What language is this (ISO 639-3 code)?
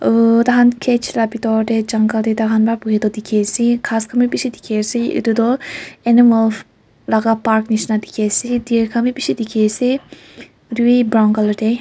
nag